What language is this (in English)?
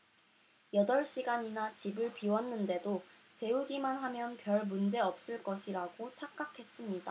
Korean